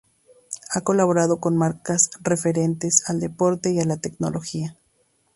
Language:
Spanish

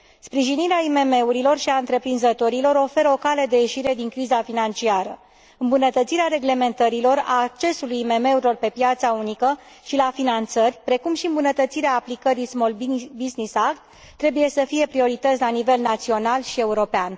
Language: Romanian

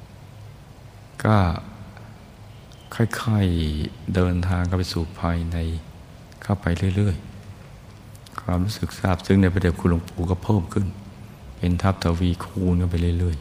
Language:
Thai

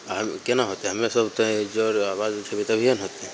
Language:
Maithili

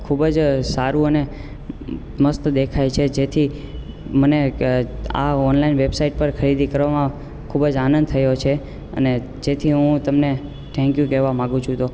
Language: Gujarati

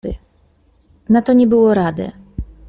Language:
Polish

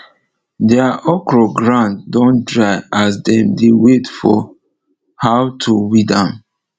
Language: Nigerian Pidgin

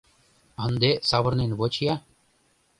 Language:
Mari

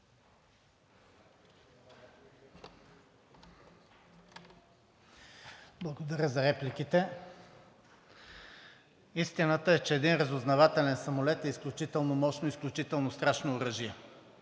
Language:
Bulgarian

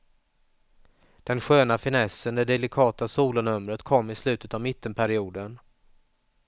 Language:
Swedish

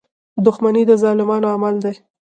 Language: Pashto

